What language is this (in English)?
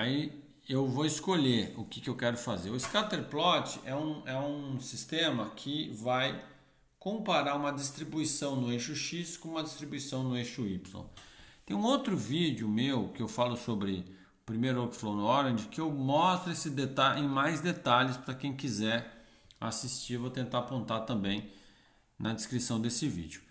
Portuguese